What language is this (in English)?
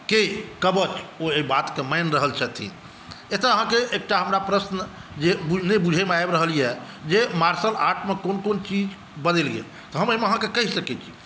Maithili